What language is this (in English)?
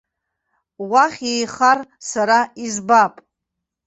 Abkhazian